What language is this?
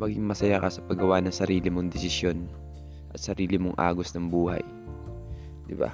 Filipino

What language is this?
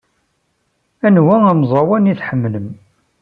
Kabyle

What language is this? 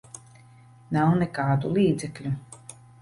Latvian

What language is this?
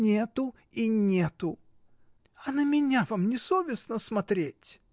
Russian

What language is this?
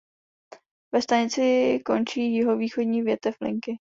Czech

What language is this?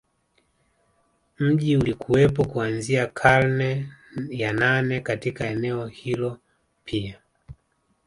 Swahili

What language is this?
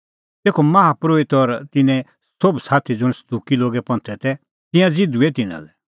Kullu Pahari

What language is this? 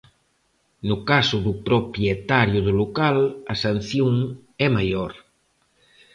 Galician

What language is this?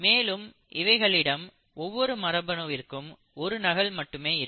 Tamil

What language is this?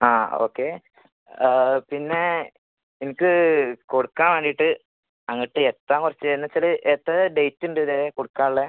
Malayalam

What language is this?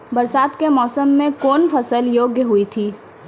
Maithili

